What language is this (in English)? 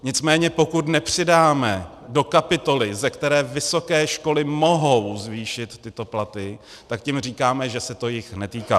Czech